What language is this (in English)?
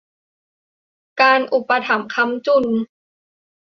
Thai